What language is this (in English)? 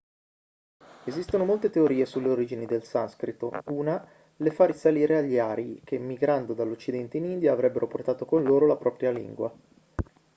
Italian